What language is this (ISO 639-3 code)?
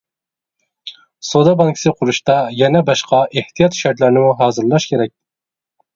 uig